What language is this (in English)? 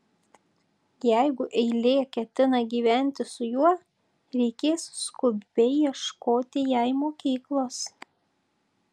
Lithuanian